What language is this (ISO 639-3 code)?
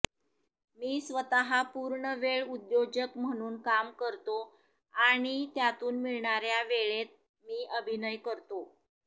mar